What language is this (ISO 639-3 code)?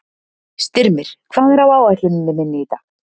isl